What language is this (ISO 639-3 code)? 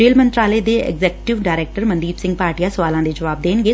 pan